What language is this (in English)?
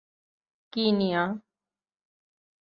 Urdu